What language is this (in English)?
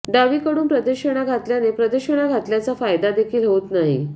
Marathi